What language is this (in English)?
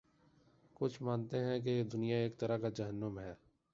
Urdu